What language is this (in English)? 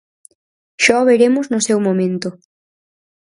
Galician